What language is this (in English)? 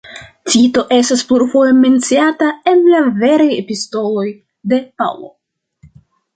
Esperanto